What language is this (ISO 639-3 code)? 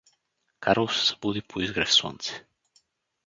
bul